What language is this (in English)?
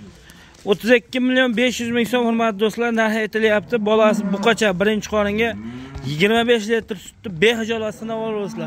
Turkish